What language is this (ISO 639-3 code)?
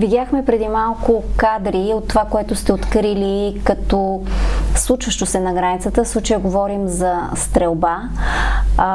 bul